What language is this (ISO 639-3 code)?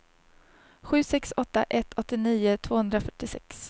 swe